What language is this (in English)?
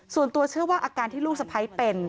Thai